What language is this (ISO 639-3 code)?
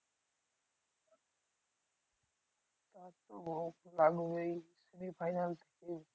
ben